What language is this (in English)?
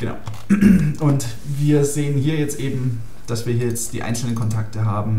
German